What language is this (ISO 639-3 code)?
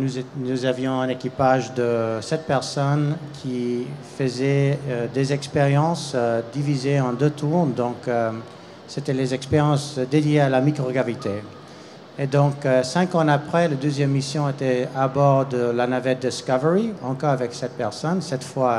fra